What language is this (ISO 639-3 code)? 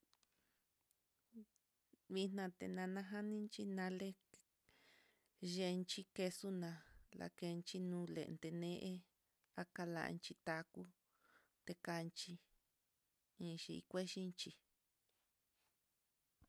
vmm